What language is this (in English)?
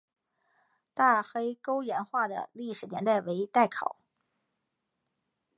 Chinese